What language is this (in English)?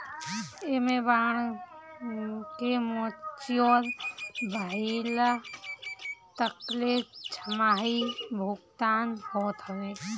Bhojpuri